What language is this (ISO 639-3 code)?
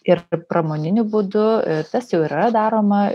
lit